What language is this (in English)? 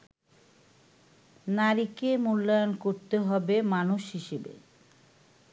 Bangla